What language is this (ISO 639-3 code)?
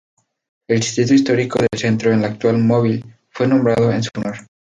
spa